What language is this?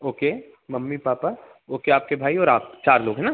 Hindi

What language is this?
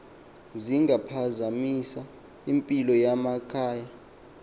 Xhosa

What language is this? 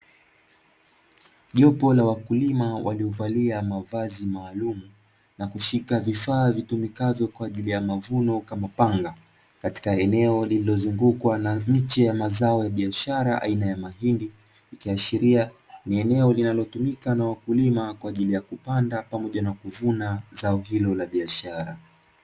Swahili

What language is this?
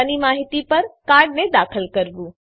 Gujarati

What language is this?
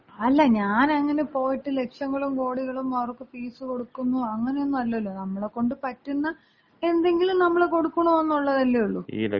Malayalam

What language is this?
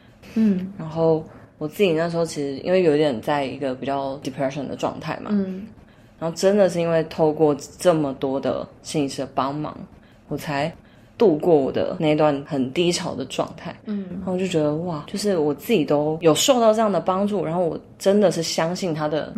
Chinese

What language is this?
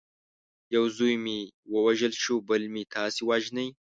Pashto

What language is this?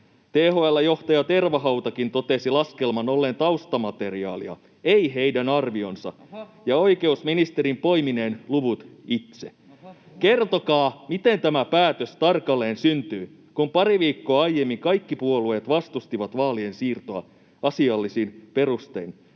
Finnish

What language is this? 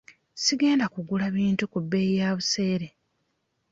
Ganda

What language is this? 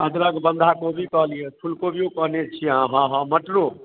Maithili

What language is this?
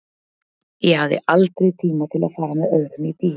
Icelandic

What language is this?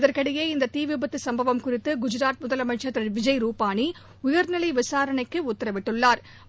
Tamil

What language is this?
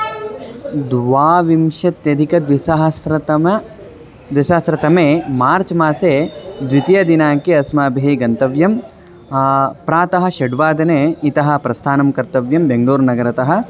Sanskrit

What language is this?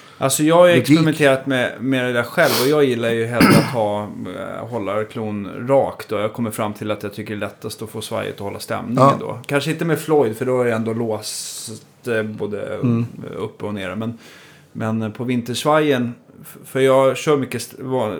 Swedish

